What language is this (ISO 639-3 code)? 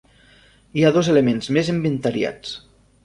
cat